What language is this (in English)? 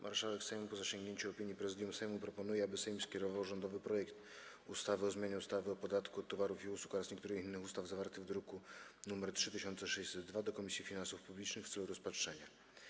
Polish